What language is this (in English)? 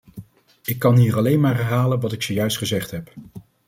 Dutch